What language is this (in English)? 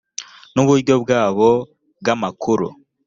Kinyarwanda